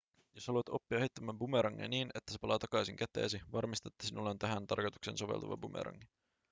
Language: Finnish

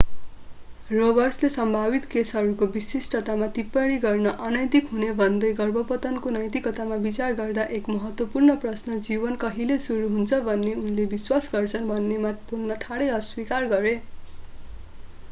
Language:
Nepali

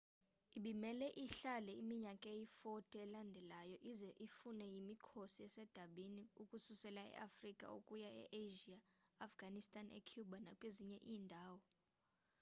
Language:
Xhosa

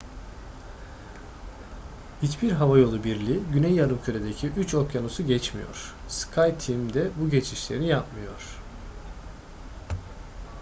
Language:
Turkish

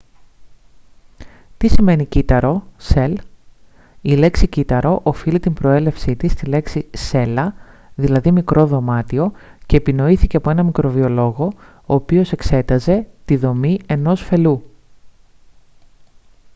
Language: Greek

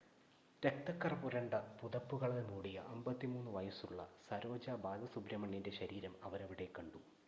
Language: Malayalam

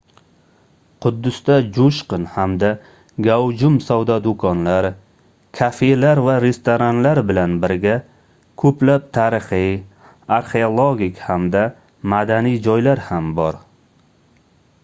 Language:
Uzbek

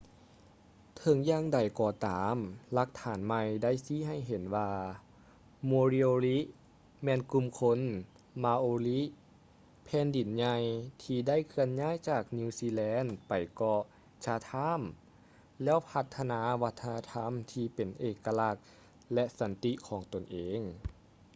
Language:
Lao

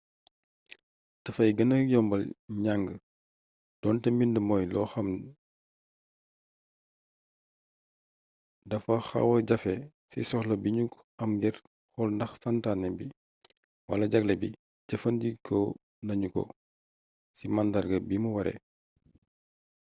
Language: Wolof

